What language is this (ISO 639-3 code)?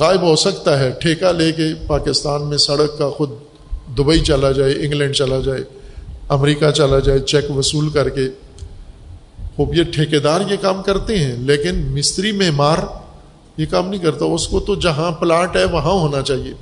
urd